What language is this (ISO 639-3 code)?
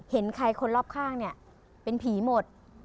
tha